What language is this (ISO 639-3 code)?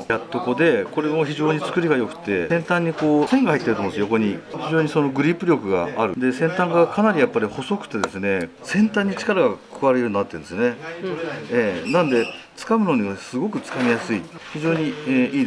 jpn